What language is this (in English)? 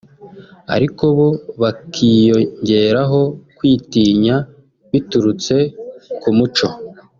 Kinyarwanda